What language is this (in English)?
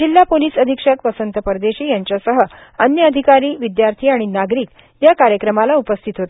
Marathi